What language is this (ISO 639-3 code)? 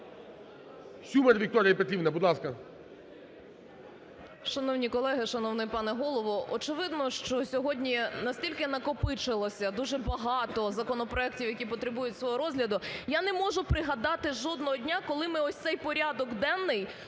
ukr